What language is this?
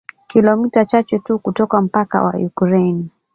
Swahili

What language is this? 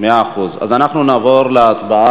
Hebrew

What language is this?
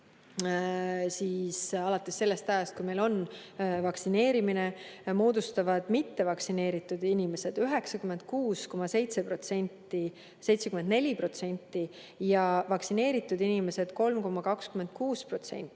Estonian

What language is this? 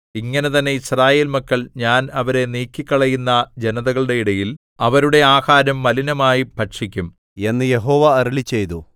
Malayalam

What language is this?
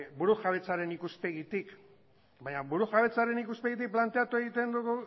Basque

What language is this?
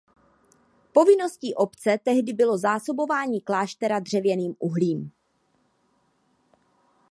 Czech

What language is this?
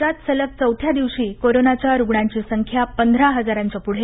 Marathi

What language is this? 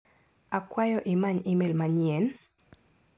Luo (Kenya and Tanzania)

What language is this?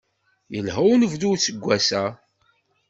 Kabyle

